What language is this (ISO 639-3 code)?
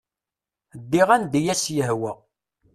kab